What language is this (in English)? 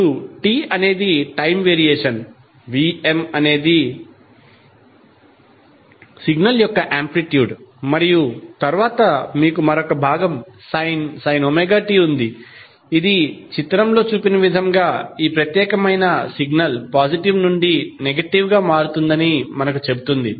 Telugu